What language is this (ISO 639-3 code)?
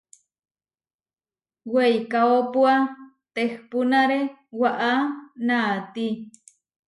var